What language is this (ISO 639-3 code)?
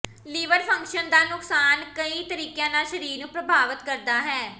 pan